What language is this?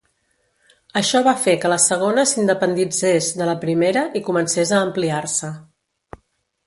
Catalan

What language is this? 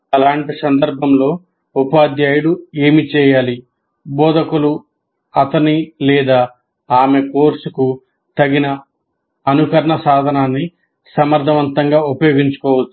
Telugu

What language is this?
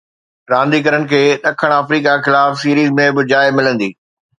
Sindhi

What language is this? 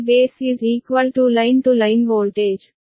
Kannada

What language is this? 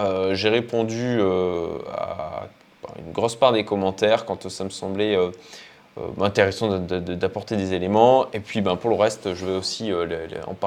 French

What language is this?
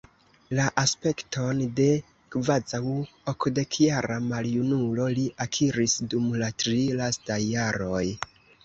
Esperanto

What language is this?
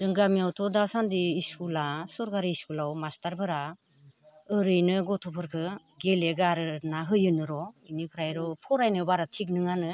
Bodo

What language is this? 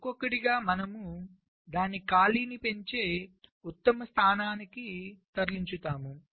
Telugu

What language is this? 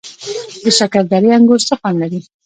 Pashto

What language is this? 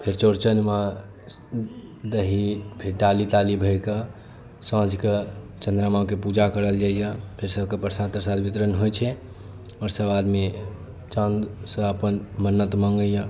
Maithili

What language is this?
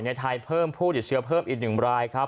Thai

